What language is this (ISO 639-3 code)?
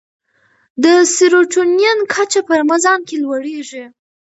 pus